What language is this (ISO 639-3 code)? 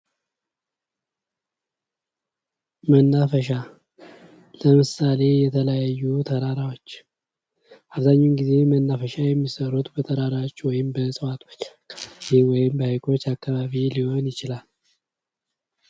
amh